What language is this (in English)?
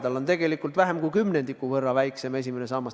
Estonian